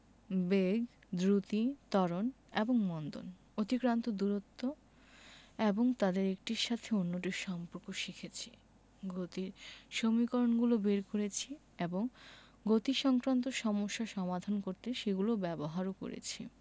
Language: Bangla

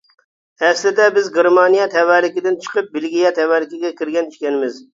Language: Uyghur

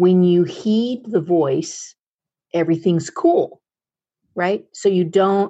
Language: English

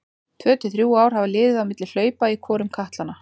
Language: Icelandic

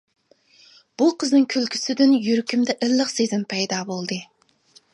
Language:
Uyghur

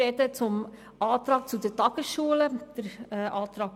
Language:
Swiss German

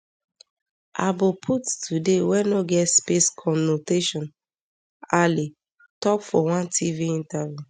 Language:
Nigerian Pidgin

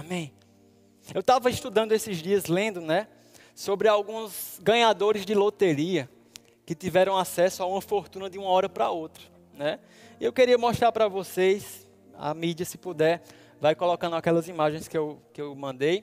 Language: Portuguese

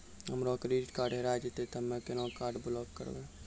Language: Maithili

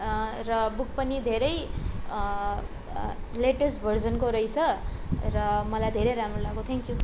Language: Nepali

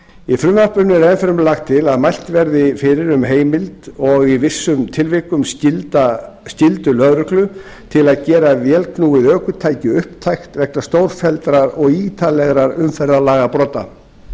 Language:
Icelandic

